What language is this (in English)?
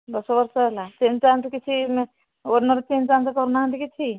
Odia